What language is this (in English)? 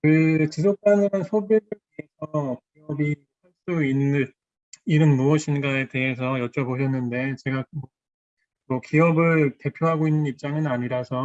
Korean